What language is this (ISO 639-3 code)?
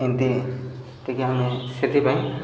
ori